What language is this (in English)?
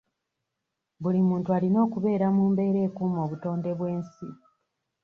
Ganda